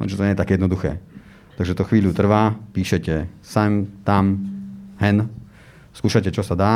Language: Slovak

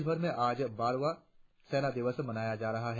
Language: Hindi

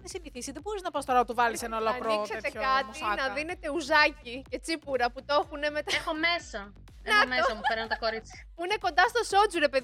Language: Greek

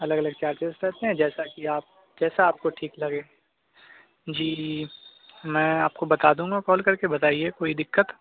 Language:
Urdu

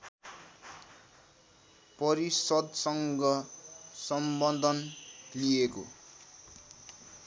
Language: Nepali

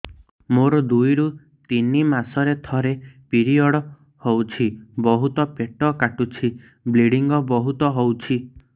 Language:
Odia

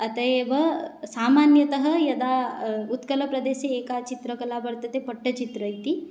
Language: Sanskrit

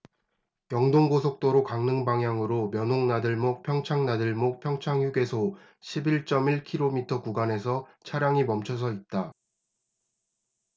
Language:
Korean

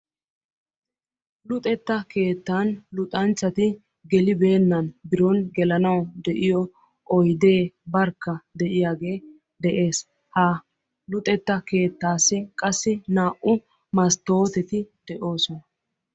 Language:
Wolaytta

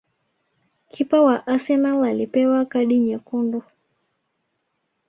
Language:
Swahili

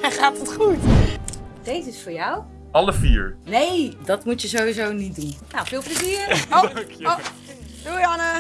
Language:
Dutch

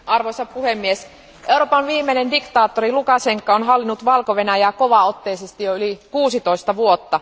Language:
Finnish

